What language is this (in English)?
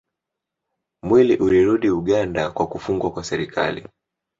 Swahili